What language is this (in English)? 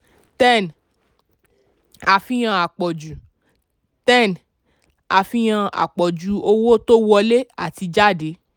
Yoruba